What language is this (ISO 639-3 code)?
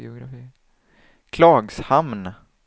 swe